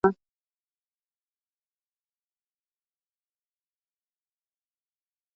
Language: Swahili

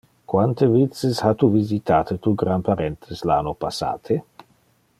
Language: Interlingua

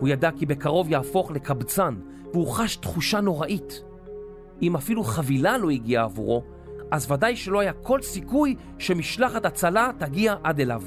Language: Hebrew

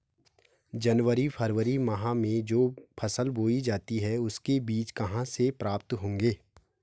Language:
Hindi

